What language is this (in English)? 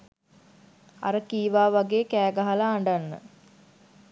Sinhala